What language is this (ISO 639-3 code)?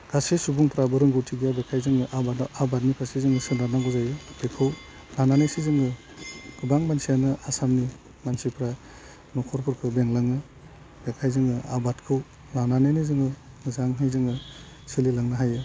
brx